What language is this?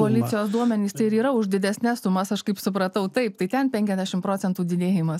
Lithuanian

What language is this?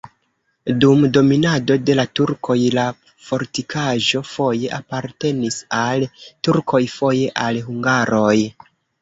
Esperanto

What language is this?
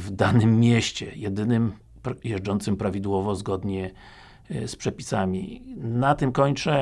Polish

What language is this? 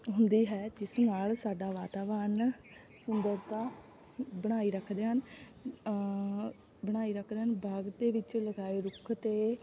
Punjabi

